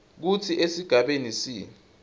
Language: Swati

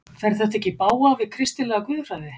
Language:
Icelandic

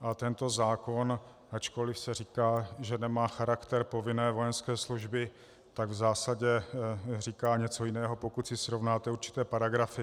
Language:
Czech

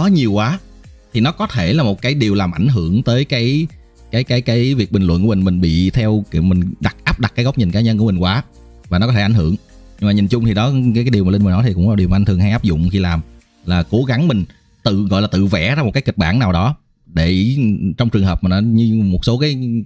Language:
Vietnamese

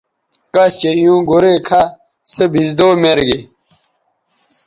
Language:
Bateri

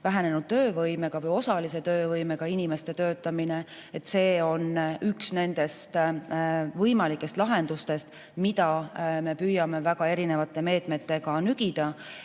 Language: Estonian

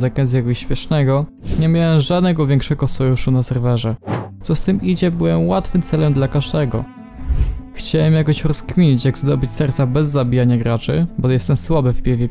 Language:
Polish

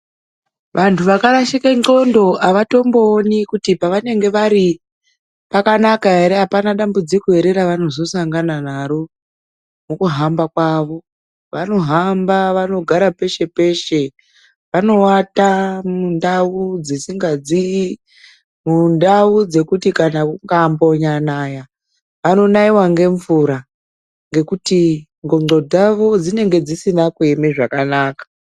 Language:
Ndau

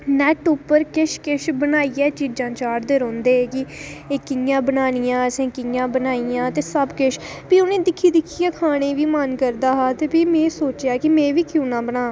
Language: Dogri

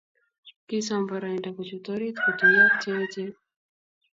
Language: Kalenjin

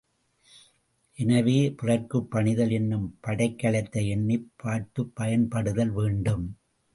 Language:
Tamil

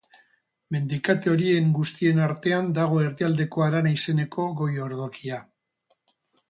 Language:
Basque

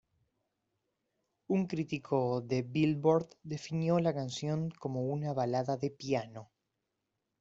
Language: Spanish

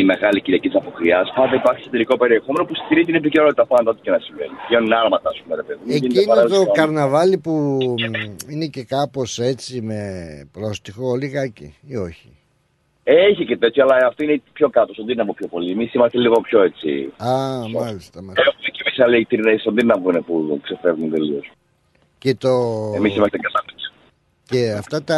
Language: Greek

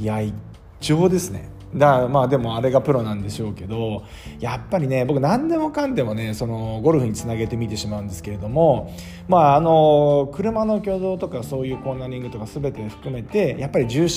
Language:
Japanese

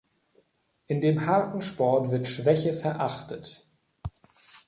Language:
German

